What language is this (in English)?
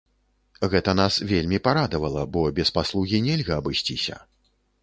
Belarusian